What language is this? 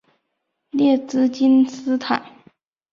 Chinese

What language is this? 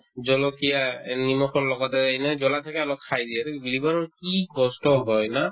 Assamese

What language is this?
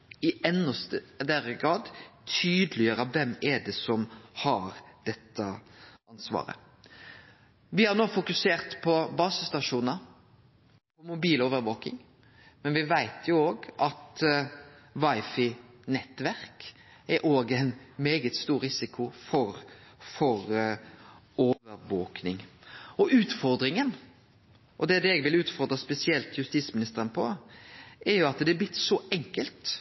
Norwegian Nynorsk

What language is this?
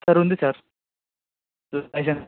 Telugu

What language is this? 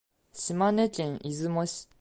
Japanese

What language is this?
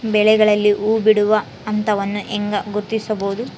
Kannada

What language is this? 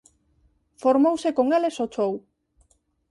Galician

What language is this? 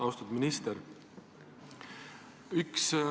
Estonian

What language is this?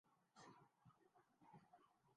Urdu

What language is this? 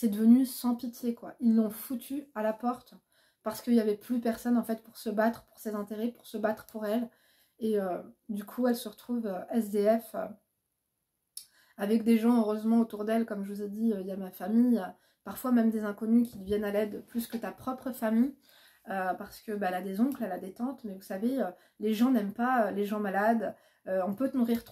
French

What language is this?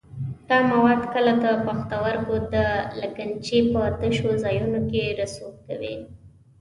Pashto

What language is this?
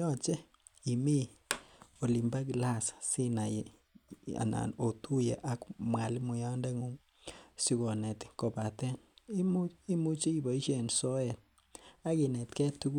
Kalenjin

